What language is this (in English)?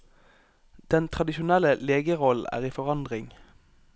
Norwegian